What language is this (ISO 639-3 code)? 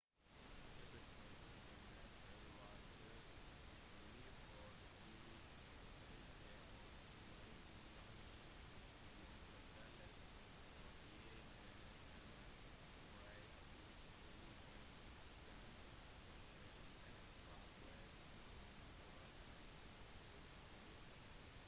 nob